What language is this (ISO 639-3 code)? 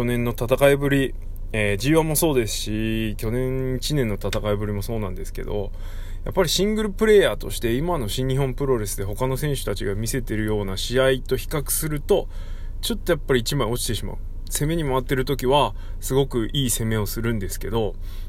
jpn